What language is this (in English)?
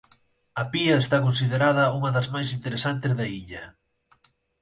Galician